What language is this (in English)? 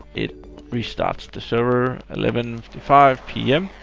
English